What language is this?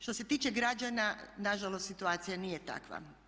Croatian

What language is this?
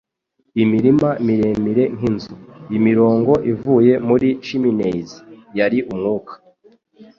Kinyarwanda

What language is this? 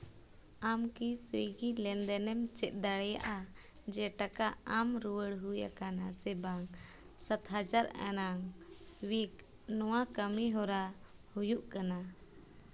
Santali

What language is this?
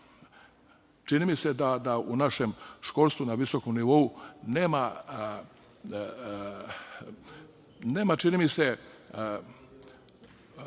Serbian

